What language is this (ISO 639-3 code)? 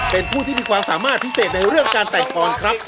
tha